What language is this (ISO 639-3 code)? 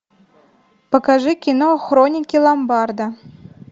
rus